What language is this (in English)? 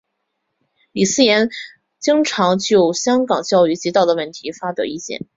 Chinese